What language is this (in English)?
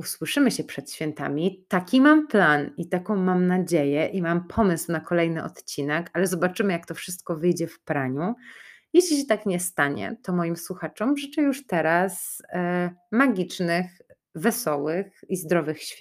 Polish